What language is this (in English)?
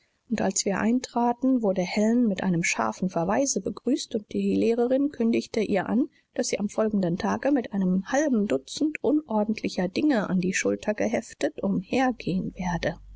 German